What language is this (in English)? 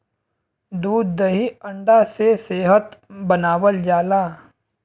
Bhojpuri